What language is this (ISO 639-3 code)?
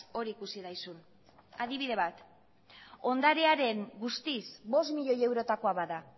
eus